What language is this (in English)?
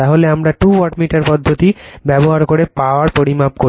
Bangla